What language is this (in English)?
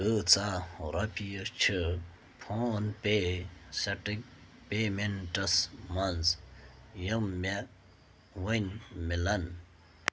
Kashmiri